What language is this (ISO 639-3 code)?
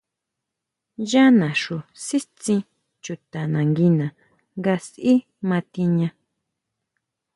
mau